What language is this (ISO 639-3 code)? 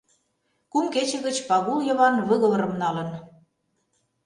chm